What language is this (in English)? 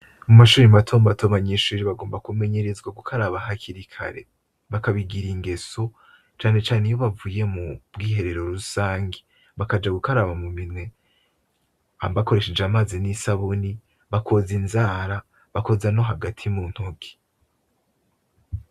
Rundi